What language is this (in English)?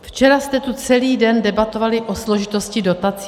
Czech